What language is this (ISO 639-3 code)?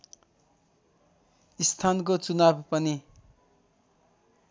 nep